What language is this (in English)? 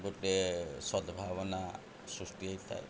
Odia